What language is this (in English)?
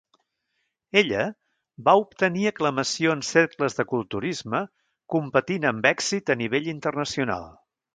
Catalan